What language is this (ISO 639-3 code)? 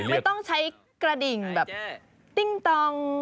tha